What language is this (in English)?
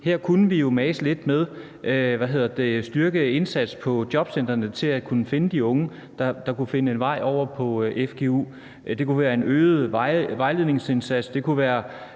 Danish